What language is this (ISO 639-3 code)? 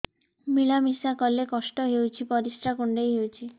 ori